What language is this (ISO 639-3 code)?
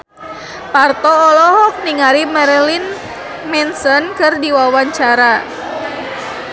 sun